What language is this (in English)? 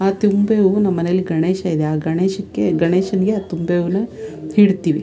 Kannada